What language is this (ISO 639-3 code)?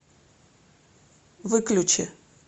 rus